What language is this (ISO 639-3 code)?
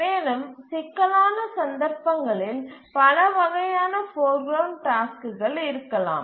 tam